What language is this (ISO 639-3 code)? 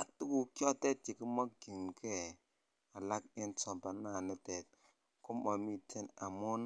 kln